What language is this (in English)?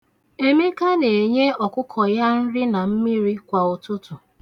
Igbo